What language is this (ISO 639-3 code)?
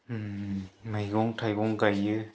brx